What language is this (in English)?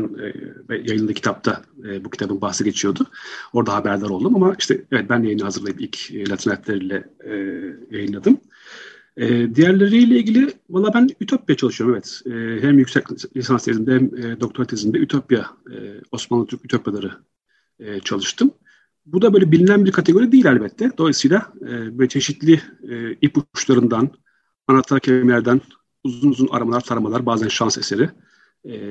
Turkish